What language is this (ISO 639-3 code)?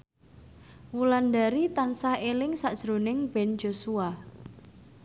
jav